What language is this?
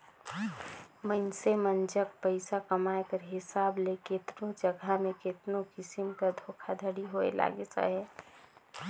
Chhattisgarhi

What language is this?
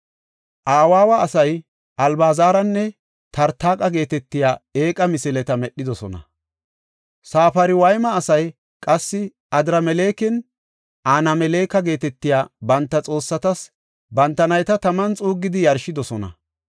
Gofa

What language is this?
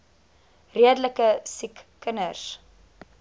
Afrikaans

